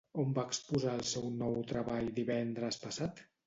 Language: Catalan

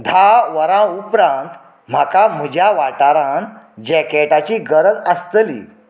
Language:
Konkani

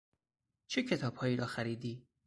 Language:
Persian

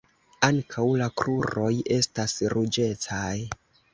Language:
Esperanto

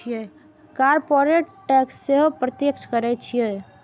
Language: Maithili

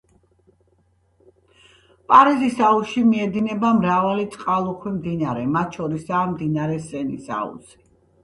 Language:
Georgian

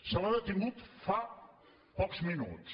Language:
Catalan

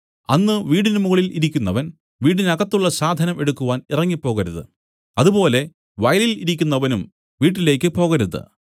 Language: Malayalam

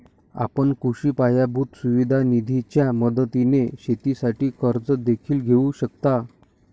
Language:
Marathi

